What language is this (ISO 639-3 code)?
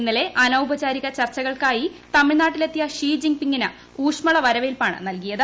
mal